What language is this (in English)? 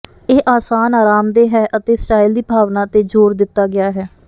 Punjabi